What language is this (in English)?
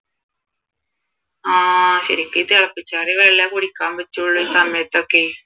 Malayalam